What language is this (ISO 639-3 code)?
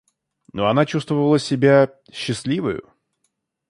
rus